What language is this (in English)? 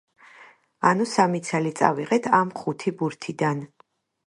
Georgian